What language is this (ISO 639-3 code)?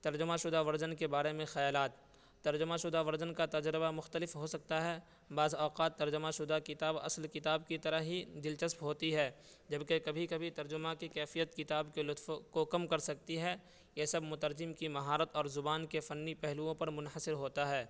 urd